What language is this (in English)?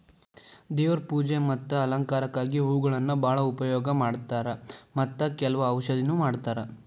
Kannada